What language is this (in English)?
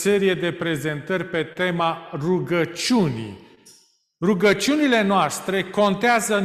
Romanian